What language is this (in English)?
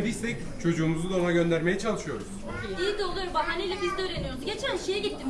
Turkish